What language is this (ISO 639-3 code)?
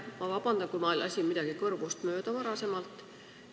est